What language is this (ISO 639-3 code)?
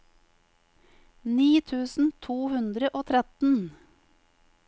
nor